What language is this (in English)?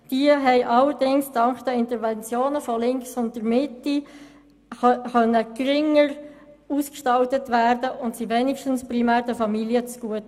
Swiss German